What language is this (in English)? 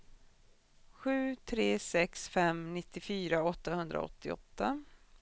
Swedish